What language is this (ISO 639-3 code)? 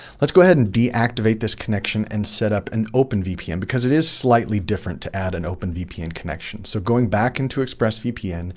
eng